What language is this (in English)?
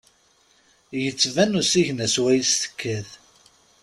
Kabyle